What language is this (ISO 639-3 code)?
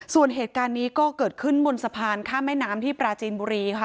tha